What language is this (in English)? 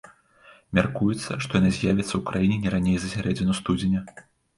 Belarusian